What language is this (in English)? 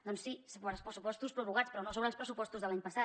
Catalan